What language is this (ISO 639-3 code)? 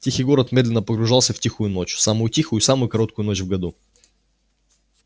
rus